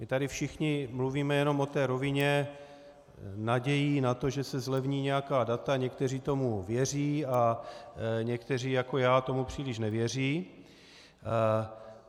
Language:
Czech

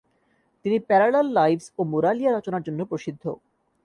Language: Bangla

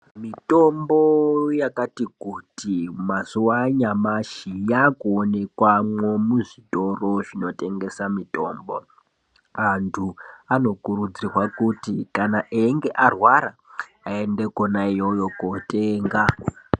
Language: Ndau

